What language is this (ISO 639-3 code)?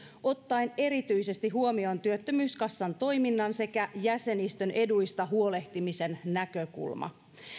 fin